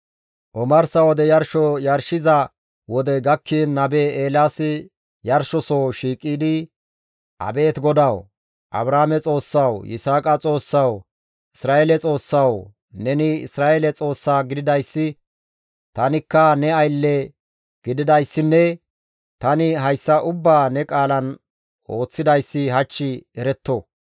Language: Gamo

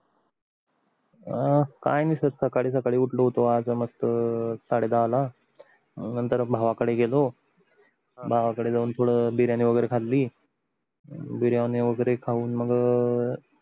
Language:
Marathi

